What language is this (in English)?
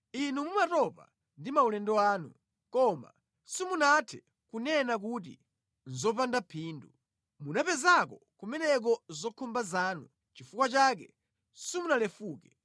Nyanja